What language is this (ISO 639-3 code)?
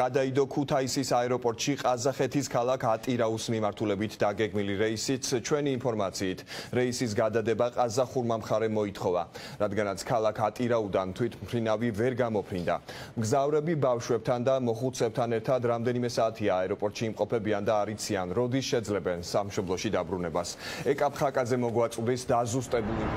ron